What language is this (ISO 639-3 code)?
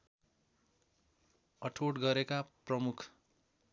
nep